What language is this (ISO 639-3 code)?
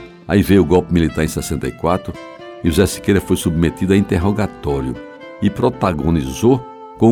por